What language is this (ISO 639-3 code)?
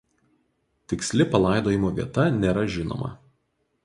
lit